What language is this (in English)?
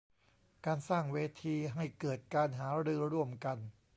Thai